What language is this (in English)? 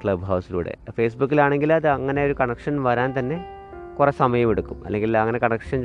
Malayalam